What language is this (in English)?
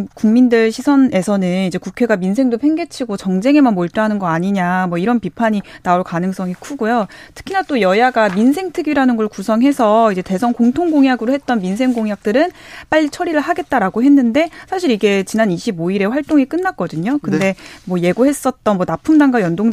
Korean